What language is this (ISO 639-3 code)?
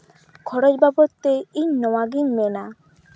sat